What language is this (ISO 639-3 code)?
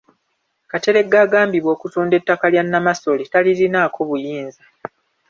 lug